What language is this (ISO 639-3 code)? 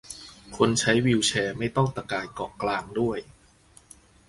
tha